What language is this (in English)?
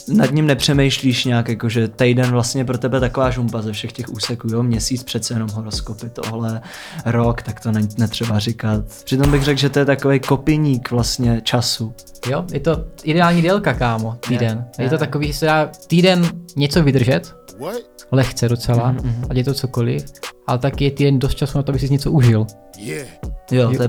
Czech